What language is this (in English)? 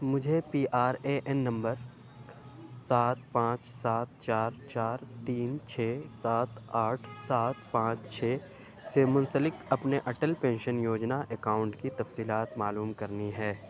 Urdu